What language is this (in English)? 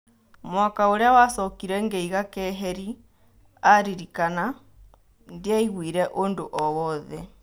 Kikuyu